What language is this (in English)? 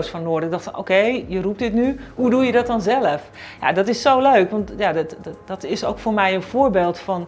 Dutch